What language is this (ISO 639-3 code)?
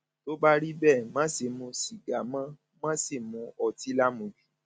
yor